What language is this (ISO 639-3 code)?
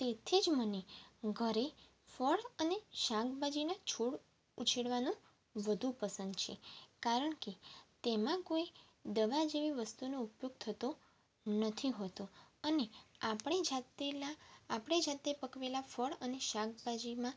guj